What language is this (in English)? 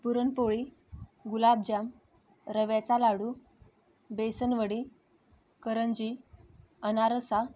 Marathi